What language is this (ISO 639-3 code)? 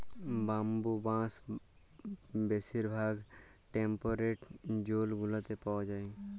ben